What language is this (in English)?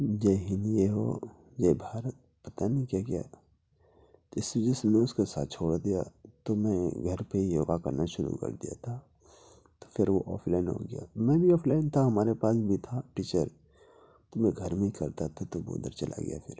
Urdu